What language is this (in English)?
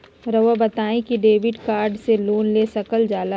Magahi